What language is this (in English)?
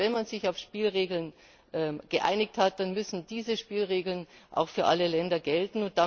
German